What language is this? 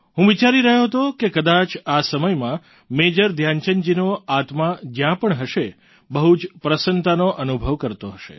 Gujarati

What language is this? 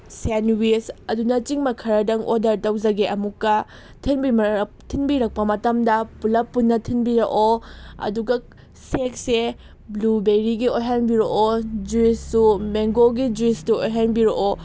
Manipuri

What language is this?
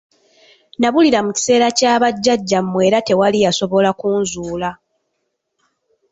Ganda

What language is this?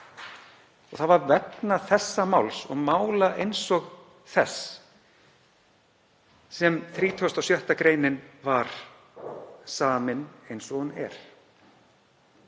Icelandic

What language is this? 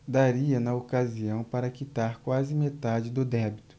Portuguese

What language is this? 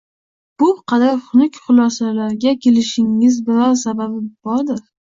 Uzbek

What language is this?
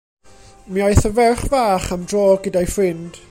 Welsh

